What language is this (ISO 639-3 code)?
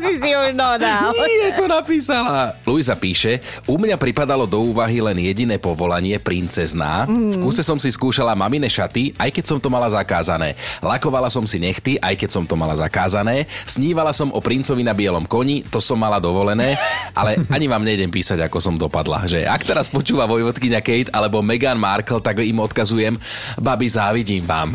slk